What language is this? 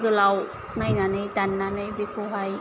Bodo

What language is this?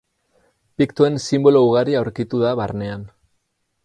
Basque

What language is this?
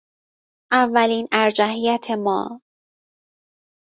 Persian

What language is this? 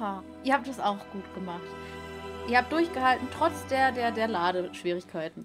German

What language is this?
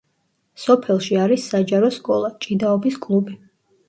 Georgian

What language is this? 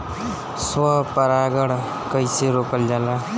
Bhojpuri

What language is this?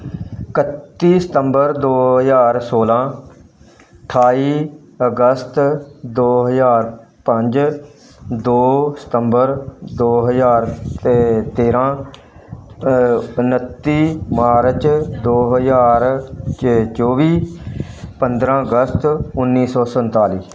Punjabi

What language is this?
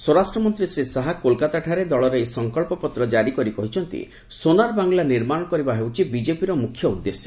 Odia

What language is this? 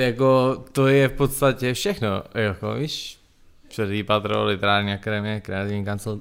Czech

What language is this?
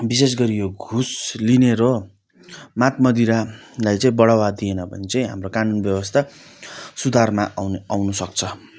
Nepali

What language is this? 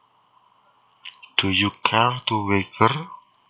Javanese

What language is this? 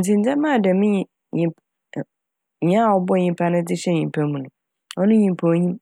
Akan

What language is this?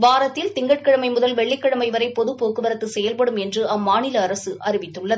Tamil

